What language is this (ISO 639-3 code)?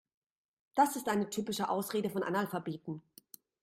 deu